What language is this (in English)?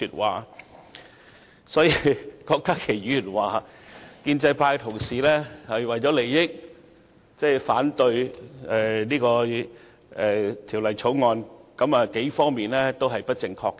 Cantonese